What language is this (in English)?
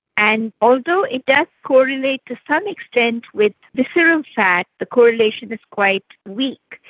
English